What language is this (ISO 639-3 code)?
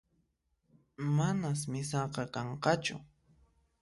qxp